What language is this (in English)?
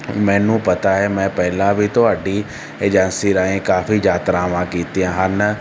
Punjabi